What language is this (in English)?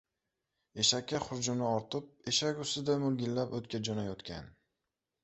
Uzbek